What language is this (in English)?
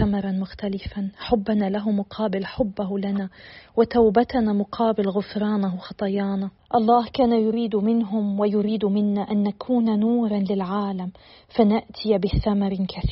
Arabic